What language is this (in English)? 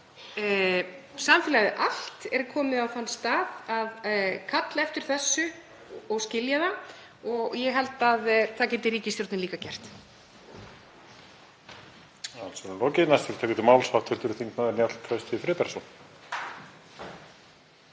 Icelandic